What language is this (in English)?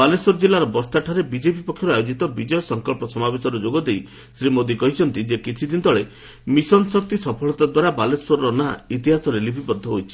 Odia